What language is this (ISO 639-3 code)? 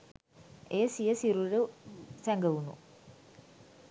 sin